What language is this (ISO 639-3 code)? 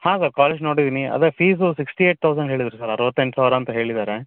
kan